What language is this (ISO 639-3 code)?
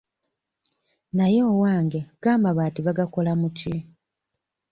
lug